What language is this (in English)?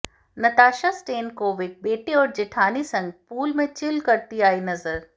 Hindi